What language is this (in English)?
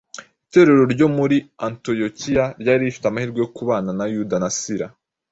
Kinyarwanda